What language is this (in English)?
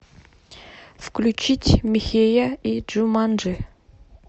Russian